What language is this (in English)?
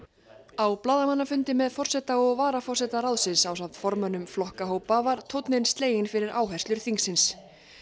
Icelandic